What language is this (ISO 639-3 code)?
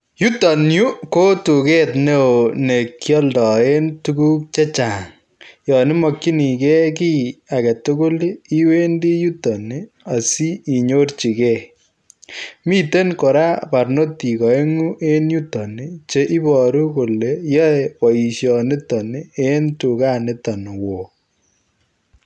kln